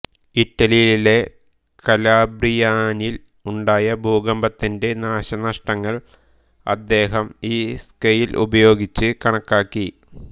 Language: Malayalam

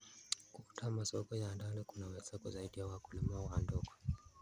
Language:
Kalenjin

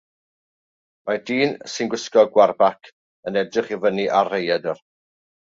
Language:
Welsh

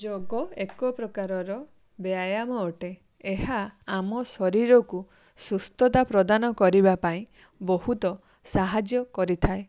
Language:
Odia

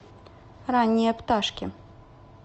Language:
Russian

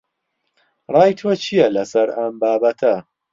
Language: Central Kurdish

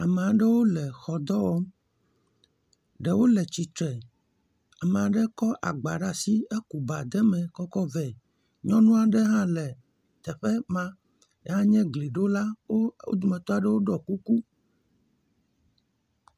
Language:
Ewe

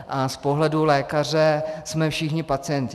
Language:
Czech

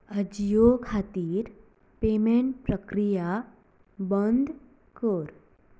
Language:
Konkani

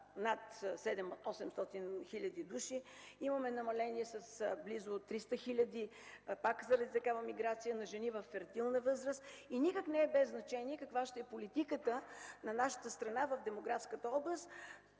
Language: Bulgarian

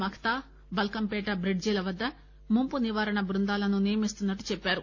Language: Telugu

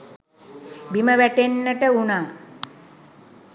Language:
Sinhala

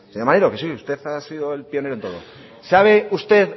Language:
Spanish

